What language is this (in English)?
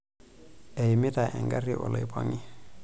Masai